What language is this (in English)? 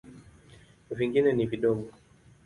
Swahili